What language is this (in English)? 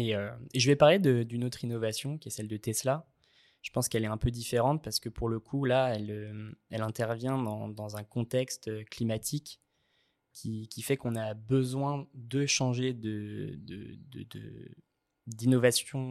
French